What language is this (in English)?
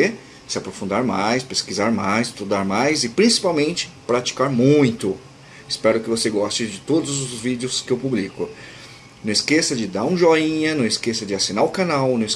Portuguese